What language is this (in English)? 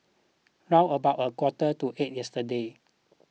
English